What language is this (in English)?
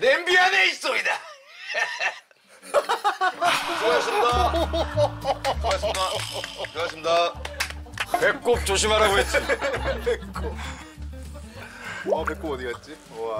Korean